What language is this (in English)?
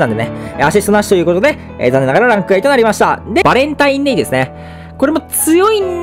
Japanese